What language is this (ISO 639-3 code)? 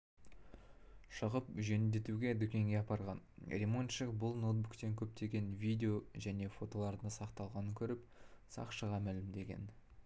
kaz